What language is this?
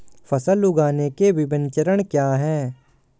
Hindi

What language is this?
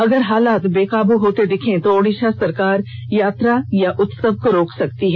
Hindi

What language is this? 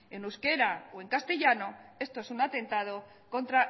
Spanish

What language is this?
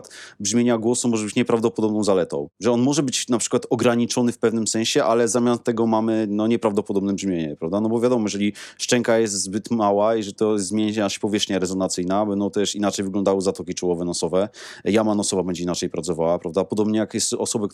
Polish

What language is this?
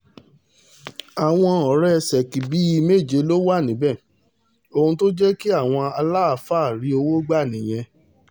Yoruba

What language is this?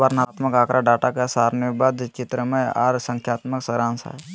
Magahi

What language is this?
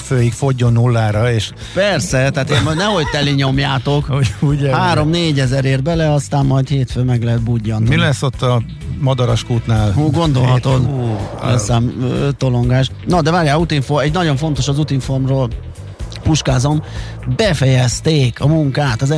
Hungarian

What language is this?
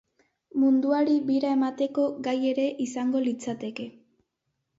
Basque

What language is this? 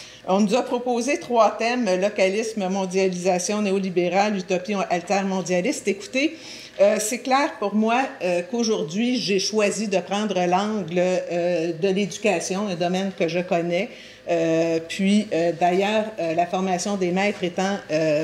French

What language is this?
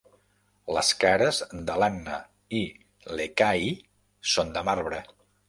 Catalan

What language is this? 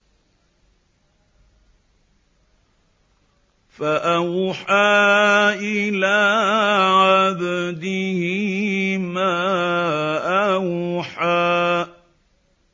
Arabic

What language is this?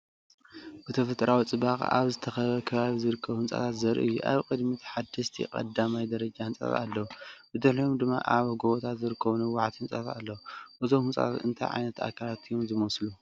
Tigrinya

